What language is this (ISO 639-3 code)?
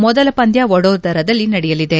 kan